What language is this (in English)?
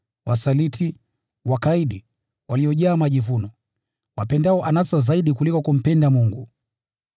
Swahili